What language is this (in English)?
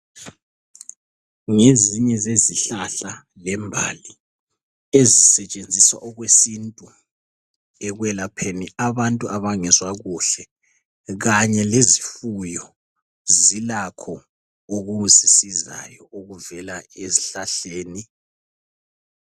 North Ndebele